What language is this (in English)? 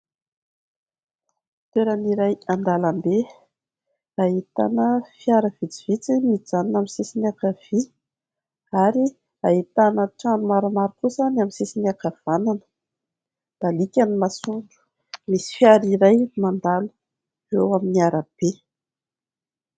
Malagasy